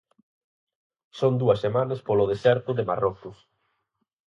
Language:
Galician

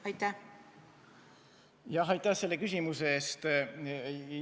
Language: Estonian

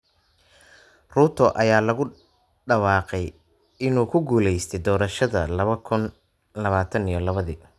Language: Somali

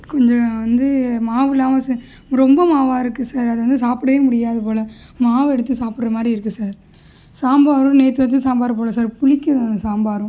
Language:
Tamil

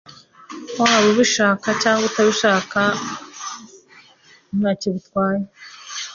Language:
Kinyarwanda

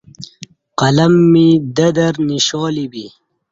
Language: Kati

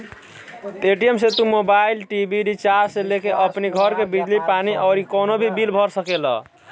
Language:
Bhojpuri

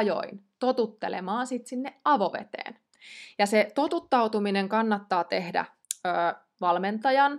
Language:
Finnish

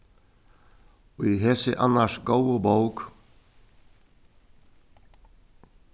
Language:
Faroese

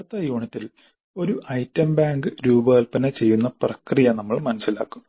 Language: Malayalam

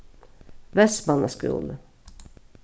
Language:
Faroese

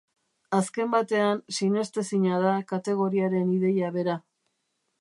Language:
Basque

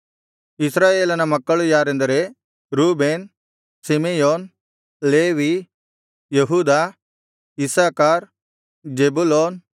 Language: Kannada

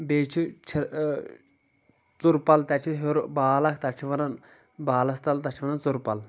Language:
Kashmiri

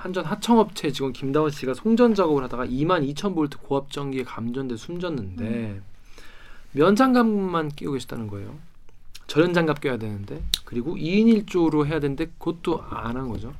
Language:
Korean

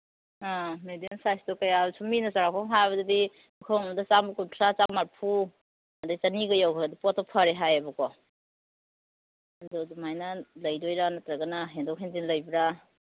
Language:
Manipuri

